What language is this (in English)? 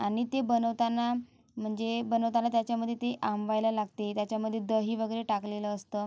Marathi